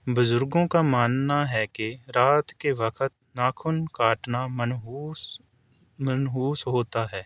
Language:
Urdu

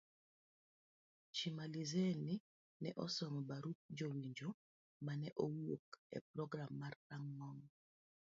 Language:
Luo (Kenya and Tanzania)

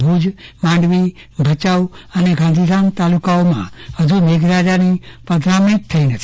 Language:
Gujarati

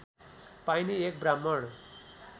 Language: Nepali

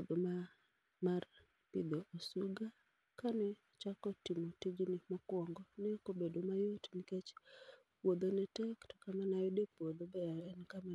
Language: Luo (Kenya and Tanzania)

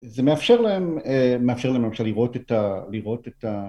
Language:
Hebrew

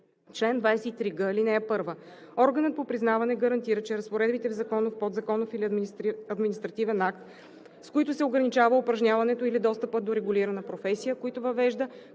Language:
Bulgarian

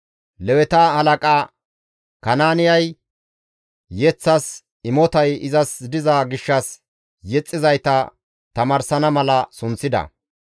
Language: Gamo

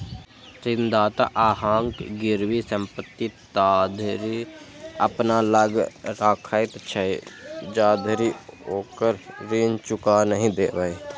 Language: Maithili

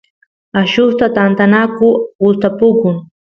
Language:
Santiago del Estero Quichua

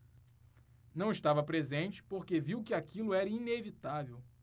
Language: Portuguese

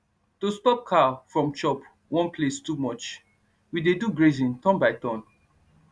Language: Nigerian Pidgin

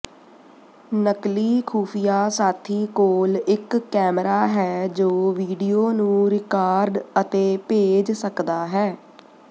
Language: Punjabi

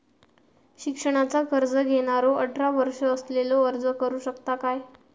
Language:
Marathi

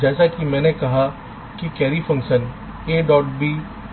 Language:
Hindi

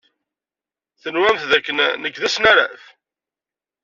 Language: Kabyle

